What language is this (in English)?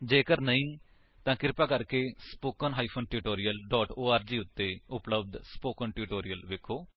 Punjabi